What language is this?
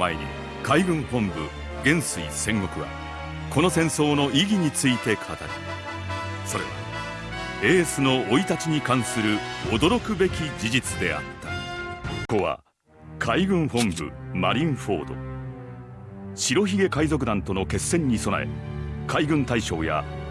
Japanese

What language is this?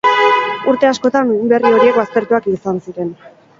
Basque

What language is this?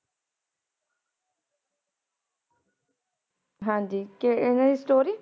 Punjabi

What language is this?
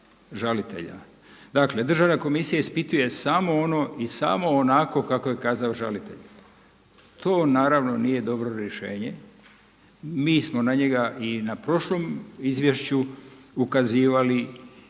Croatian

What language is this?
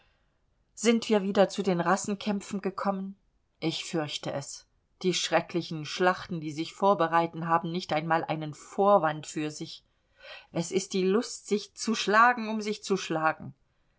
German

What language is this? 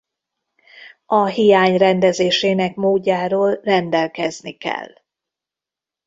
Hungarian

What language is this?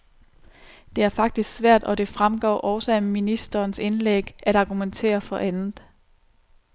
Danish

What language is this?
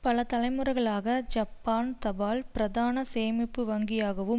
Tamil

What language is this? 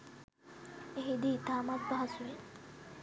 Sinhala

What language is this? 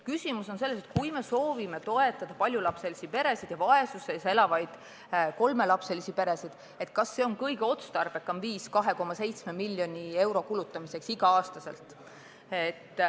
Estonian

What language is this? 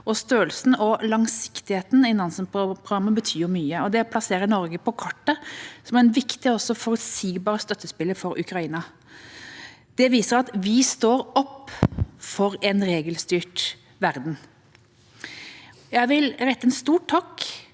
Norwegian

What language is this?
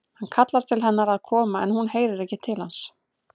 Icelandic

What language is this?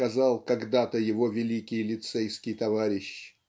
Russian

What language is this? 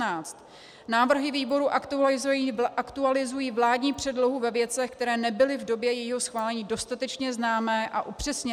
Czech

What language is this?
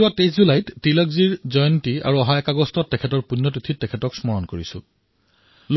Assamese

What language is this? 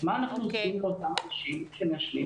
Hebrew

